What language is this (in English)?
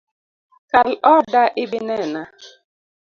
Luo (Kenya and Tanzania)